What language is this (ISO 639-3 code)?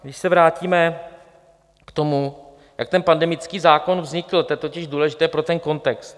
ces